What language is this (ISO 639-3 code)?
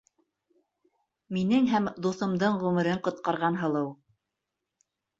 bak